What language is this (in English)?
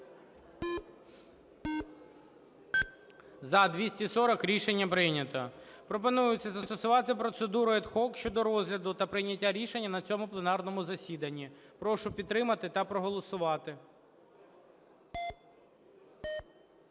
Ukrainian